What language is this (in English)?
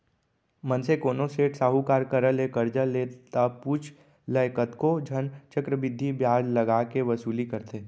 Chhattisgarhi